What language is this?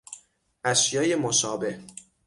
Persian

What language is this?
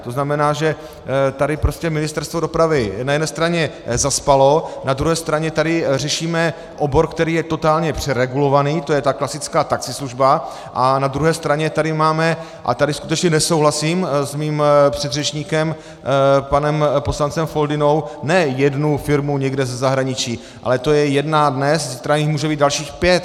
Czech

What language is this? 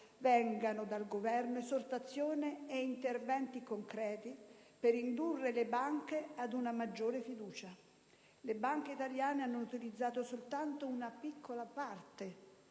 Italian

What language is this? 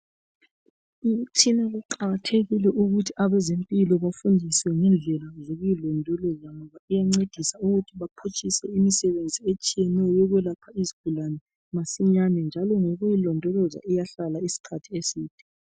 North Ndebele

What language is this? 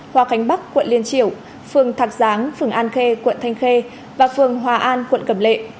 Vietnamese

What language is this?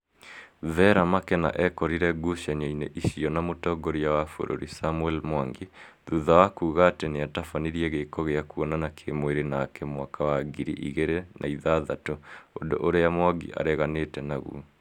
Kikuyu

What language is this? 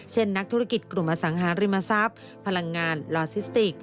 Thai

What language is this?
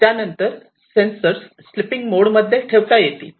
Marathi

